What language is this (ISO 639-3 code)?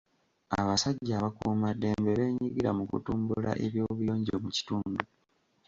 lug